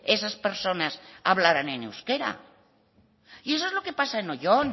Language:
Spanish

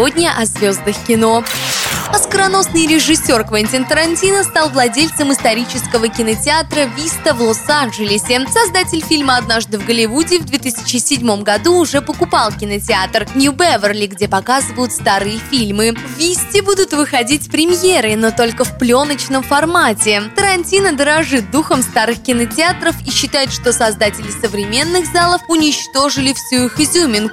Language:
Russian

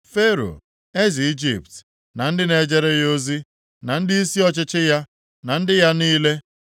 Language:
Igbo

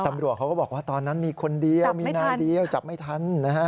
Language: Thai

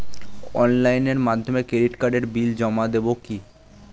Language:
Bangla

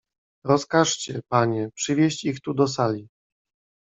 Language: Polish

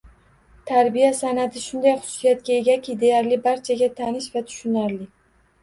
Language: Uzbek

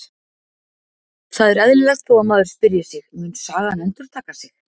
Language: Icelandic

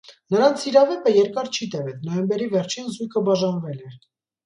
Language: Armenian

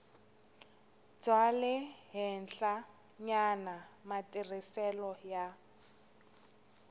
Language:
Tsonga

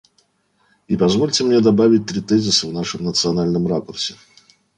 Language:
Russian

